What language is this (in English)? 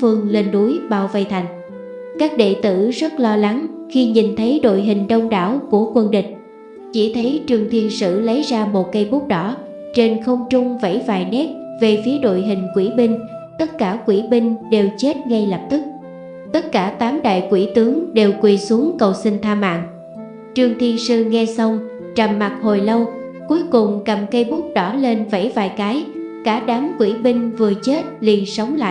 Vietnamese